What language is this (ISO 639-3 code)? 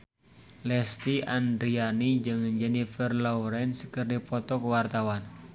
sun